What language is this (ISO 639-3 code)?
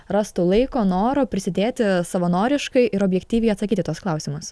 lit